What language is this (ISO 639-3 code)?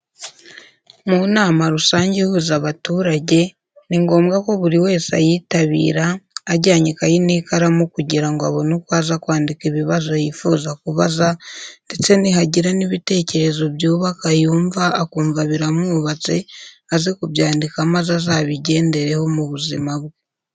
kin